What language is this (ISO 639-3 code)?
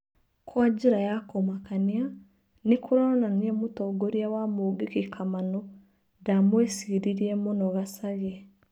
kik